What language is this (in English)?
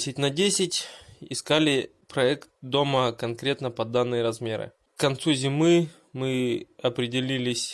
Russian